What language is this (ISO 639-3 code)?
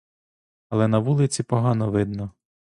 ukr